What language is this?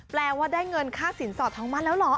Thai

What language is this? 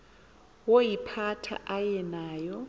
Xhosa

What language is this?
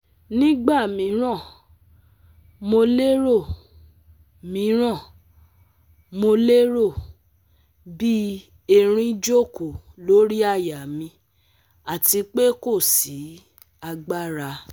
Yoruba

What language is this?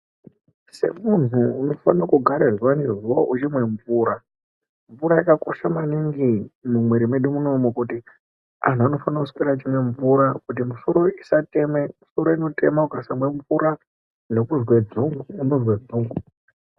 Ndau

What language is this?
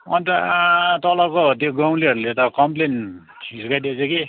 Nepali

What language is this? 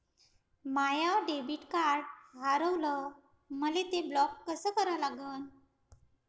Marathi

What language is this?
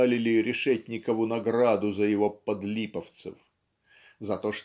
Russian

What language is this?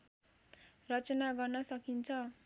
Nepali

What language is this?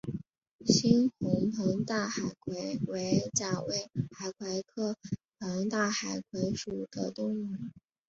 Chinese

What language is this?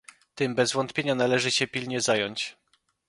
Polish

